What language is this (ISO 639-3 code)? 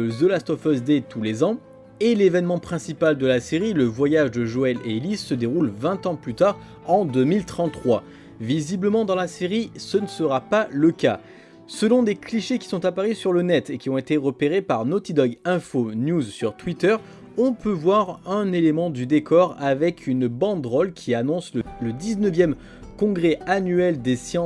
fra